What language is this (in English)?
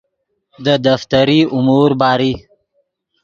Yidgha